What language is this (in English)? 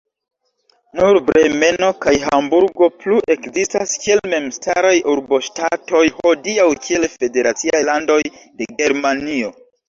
Esperanto